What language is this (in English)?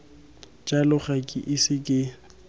Tswana